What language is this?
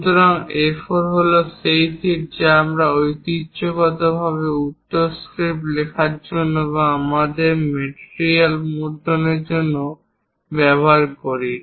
Bangla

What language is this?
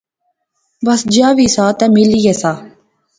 Pahari-Potwari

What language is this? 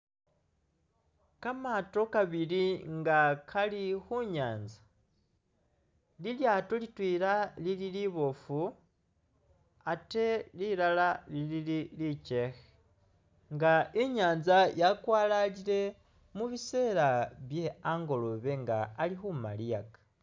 Masaaba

